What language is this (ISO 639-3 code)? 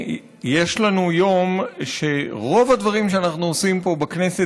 heb